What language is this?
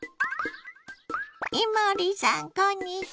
Japanese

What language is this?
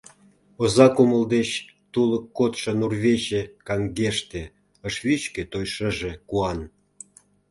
Mari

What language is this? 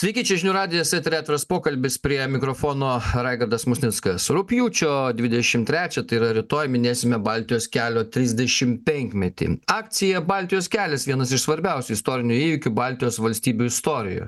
Lithuanian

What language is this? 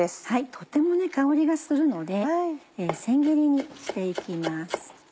Japanese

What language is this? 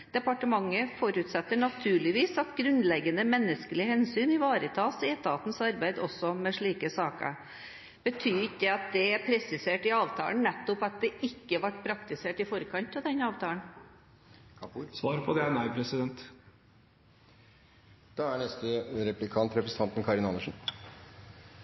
Norwegian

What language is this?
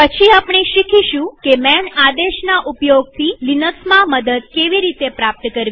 Gujarati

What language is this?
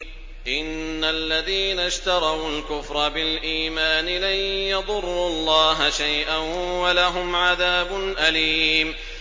Arabic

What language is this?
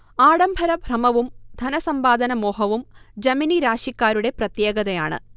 Malayalam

